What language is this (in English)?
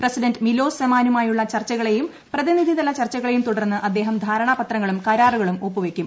Malayalam